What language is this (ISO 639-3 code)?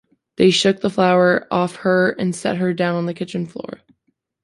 eng